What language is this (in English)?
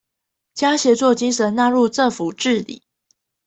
Chinese